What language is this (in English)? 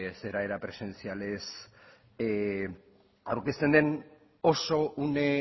Basque